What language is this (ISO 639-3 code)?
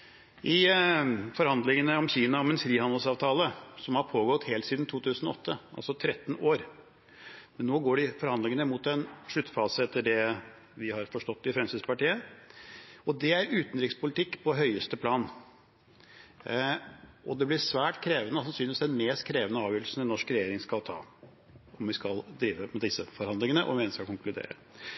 nob